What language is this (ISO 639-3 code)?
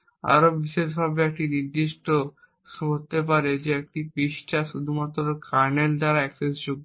ben